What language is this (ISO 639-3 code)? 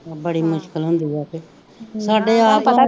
pan